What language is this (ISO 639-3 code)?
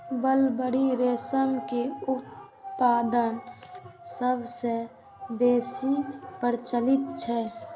mai